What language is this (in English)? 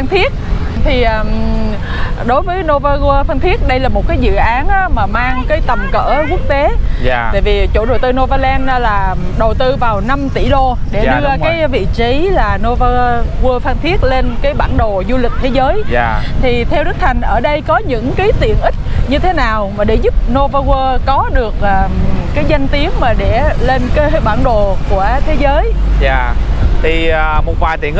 Vietnamese